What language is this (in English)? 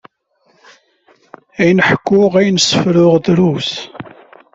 Kabyle